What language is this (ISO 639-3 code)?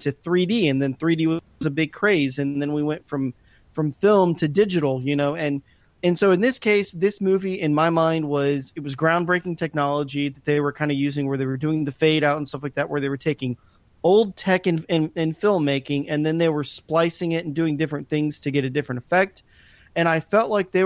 eng